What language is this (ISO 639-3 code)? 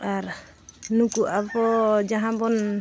sat